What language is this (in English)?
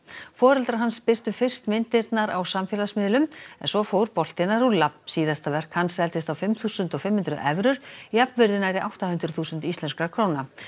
Icelandic